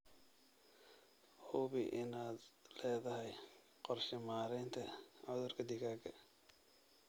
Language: Somali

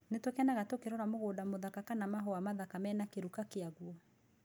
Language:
Kikuyu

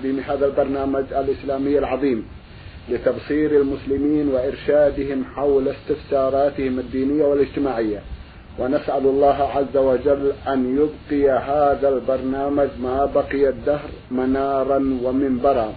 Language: Arabic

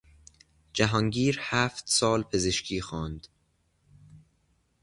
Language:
Persian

